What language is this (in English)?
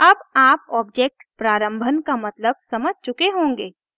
Hindi